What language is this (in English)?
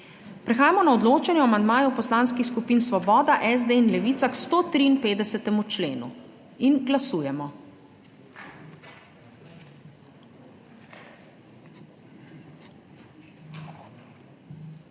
Slovenian